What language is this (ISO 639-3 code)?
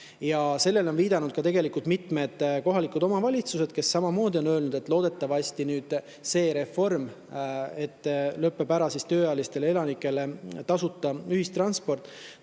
est